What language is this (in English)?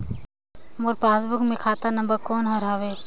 Chhattisgarhi